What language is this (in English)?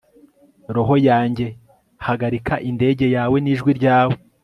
Kinyarwanda